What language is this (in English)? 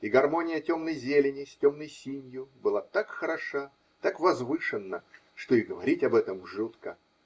Russian